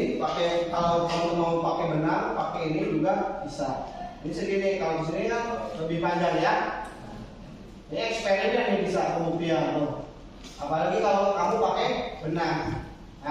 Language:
Indonesian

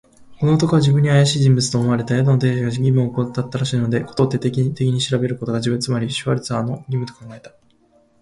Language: Japanese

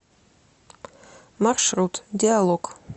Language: Russian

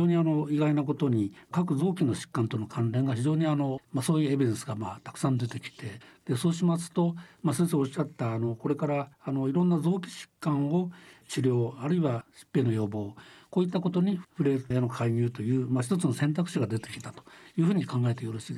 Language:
Japanese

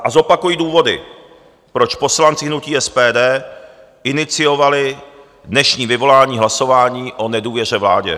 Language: Czech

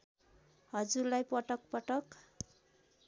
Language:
Nepali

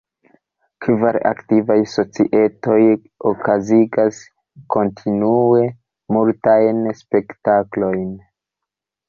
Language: Esperanto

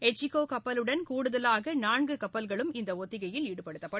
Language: Tamil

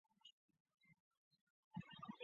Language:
Chinese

